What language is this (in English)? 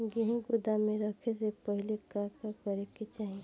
Bhojpuri